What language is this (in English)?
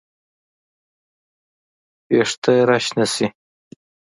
Pashto